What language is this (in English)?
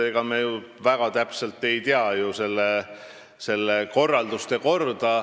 Estonian